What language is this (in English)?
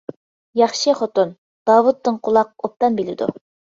Uyghur